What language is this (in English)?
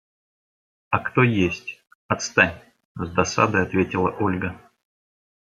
Russian